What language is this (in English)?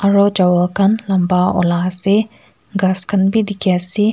Naga Pidgin